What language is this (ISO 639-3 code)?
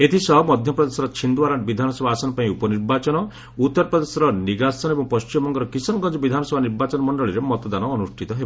ori